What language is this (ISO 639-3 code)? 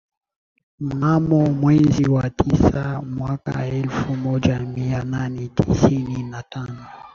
swa